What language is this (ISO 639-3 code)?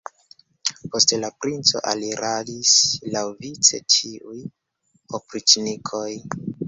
epo